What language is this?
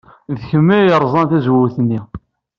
Kabyle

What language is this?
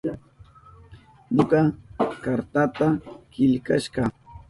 Southern Pastaza Quechua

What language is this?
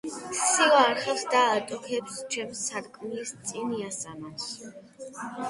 Georgian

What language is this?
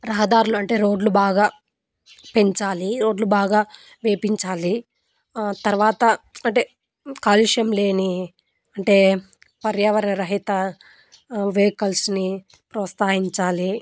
Telugu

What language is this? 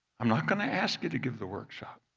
English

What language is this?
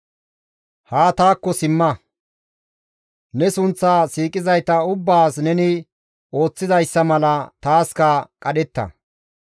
Gamo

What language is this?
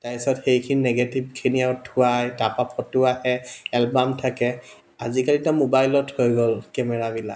Assamese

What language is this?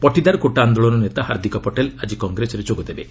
Odia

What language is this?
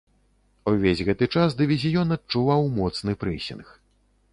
Belarusian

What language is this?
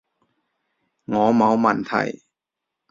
Cantonese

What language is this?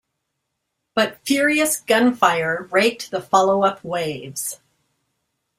English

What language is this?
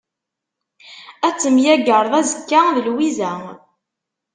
Kabyle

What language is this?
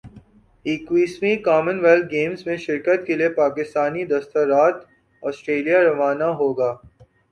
Urdu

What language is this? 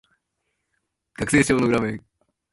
Japanese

